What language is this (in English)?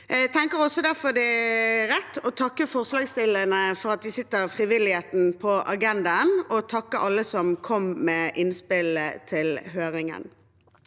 Norwegian